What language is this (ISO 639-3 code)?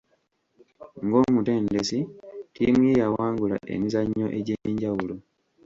lug